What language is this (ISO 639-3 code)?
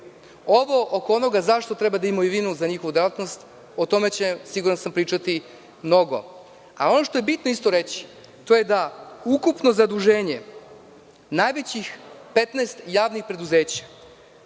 srp